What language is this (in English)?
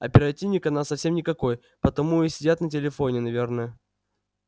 Russian